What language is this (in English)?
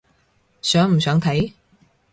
Cantonese